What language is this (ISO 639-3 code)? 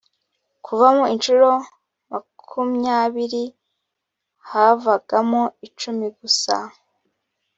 kin